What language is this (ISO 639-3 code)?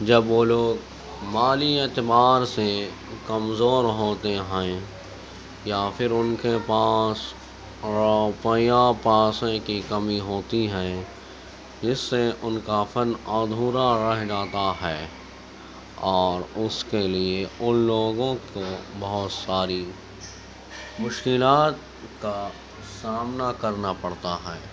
urd